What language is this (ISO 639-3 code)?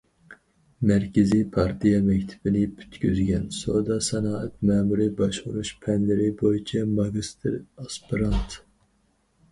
uig